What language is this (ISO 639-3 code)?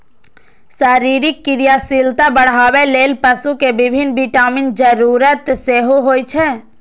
mai